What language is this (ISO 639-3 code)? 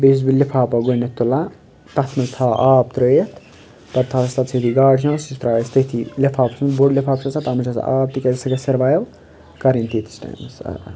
kas